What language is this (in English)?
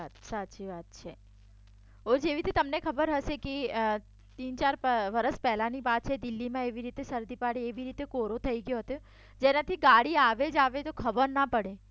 Gujarati